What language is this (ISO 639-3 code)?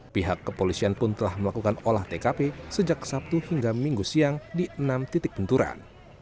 ind